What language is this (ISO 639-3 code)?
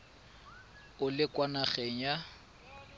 tsn